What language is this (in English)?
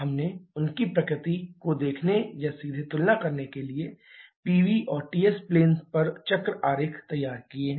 Hindi